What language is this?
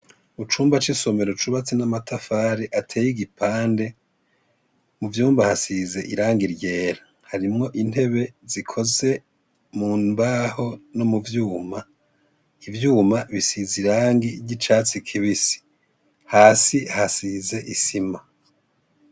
Rundi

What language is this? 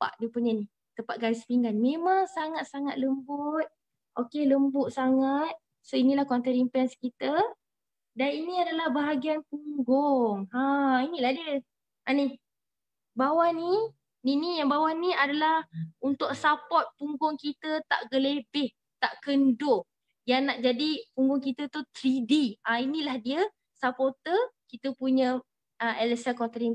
Malay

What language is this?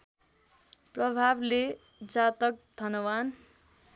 Nepali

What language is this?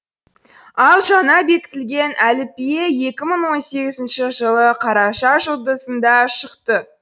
Kazakh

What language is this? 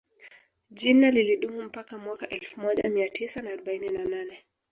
Swahili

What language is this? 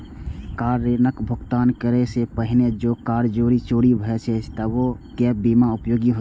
Maithili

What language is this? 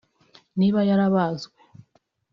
Kinyarwanda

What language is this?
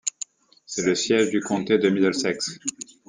French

